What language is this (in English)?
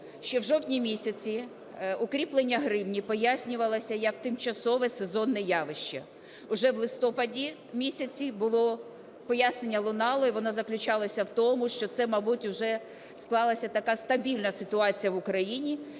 Ukrainian